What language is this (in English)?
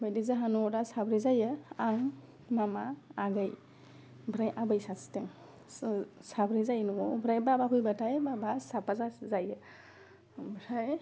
Bodo